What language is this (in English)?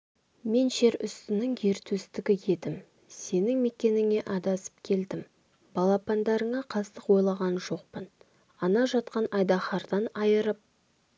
Kazakh